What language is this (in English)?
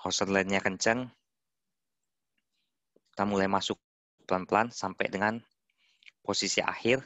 Indonesian